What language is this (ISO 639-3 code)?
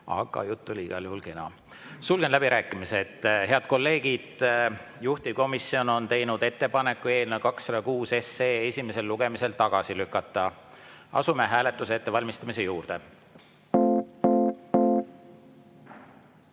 est